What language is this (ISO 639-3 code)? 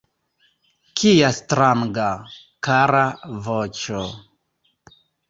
epo